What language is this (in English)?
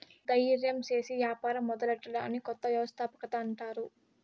Telugu